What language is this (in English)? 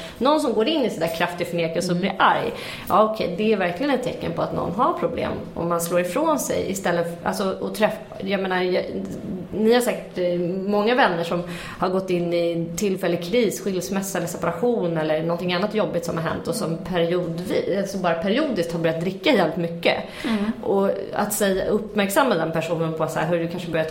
Swedish